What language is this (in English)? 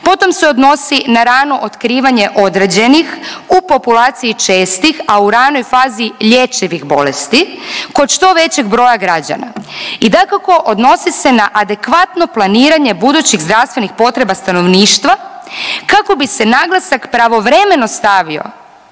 Croatian